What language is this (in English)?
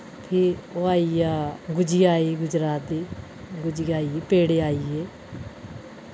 Dogri